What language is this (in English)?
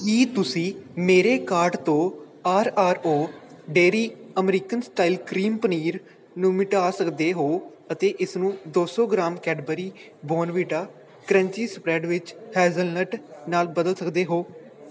Punjabi